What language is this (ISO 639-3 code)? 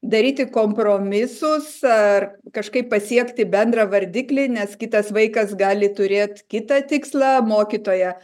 lit